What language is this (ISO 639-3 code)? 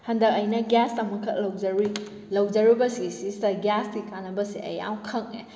mni